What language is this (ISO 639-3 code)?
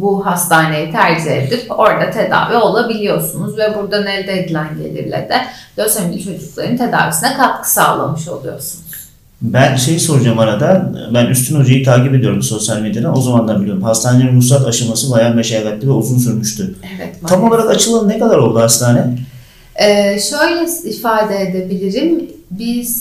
tur